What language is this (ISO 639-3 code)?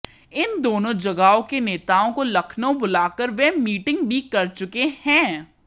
hin